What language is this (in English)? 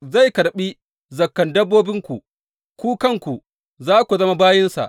Hausa